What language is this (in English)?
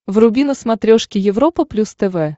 Russian